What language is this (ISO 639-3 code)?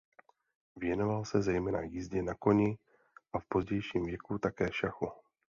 ces